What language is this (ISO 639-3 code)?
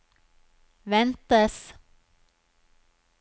nor